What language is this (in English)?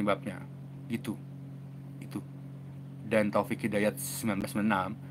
Indonesian